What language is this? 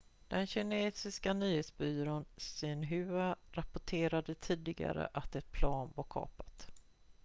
Swedish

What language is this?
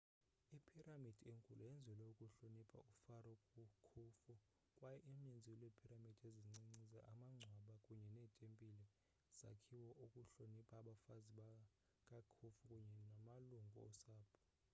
Xhosa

